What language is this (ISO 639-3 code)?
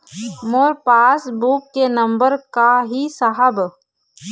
hne